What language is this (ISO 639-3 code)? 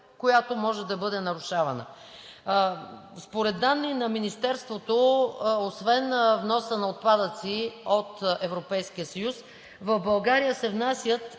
bul